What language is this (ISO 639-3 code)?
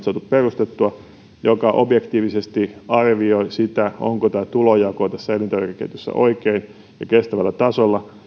fin